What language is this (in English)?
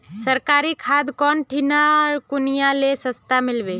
Magahi